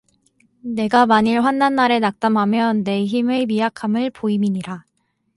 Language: Korean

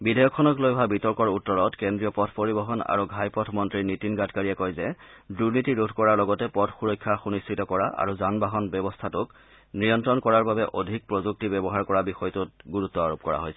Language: Assamese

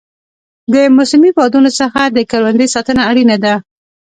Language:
Pashto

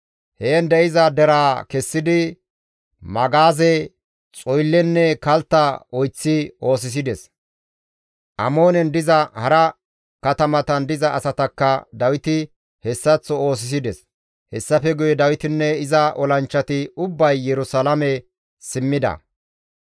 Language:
Gamo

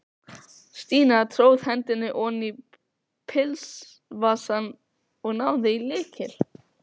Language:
Icelandic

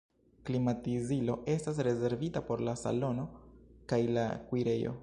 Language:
Esperanto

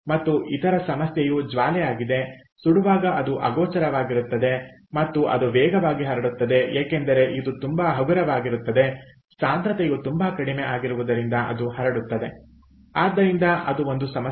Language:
Kannada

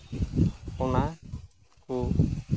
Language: Santali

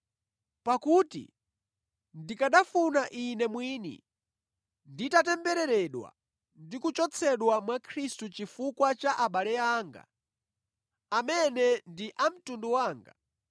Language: Nyanja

